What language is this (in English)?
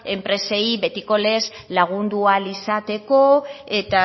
Basque